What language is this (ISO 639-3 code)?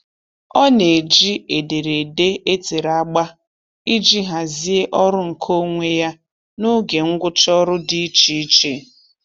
ibo